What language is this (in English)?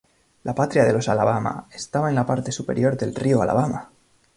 Spanish